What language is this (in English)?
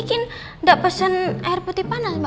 Indonesian